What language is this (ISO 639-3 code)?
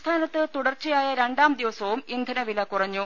mal